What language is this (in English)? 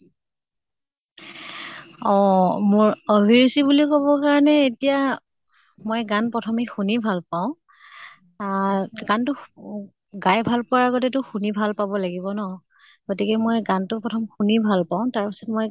Assamese